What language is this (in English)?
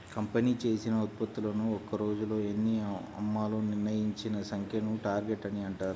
Telugu